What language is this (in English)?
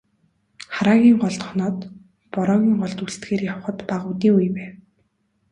Mongolian